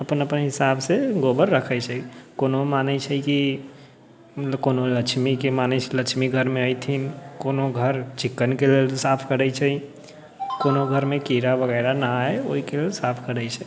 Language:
Maithili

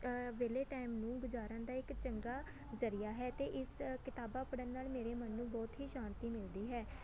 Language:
Punjabi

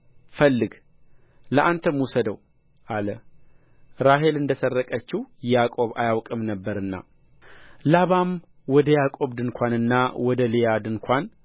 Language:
Amharic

